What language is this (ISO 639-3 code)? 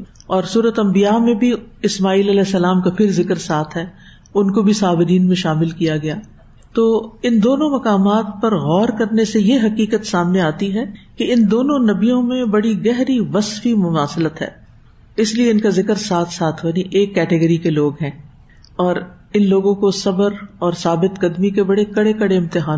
urd